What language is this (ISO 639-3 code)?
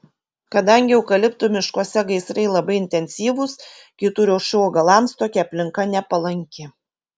lit